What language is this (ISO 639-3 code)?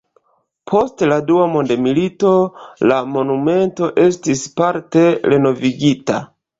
epo